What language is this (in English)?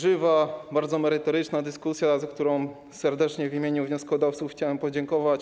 Polish